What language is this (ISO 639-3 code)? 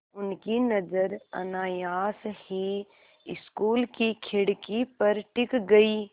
hin